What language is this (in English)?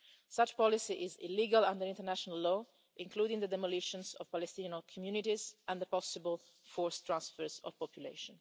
English